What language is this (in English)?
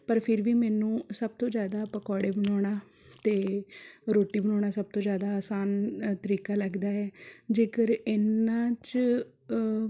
Punjabi